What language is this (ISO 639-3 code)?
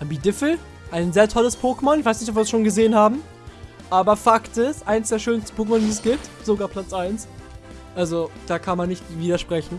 deu